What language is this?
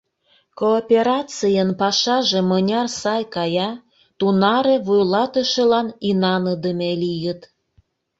Mari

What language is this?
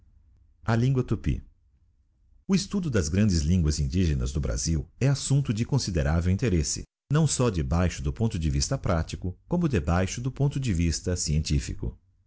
Portuguese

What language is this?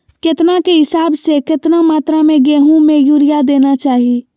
Magahi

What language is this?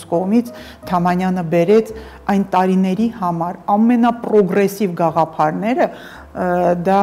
Romanian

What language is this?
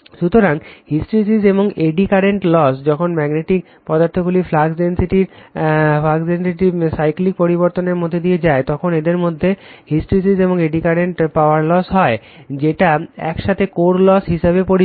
Bangla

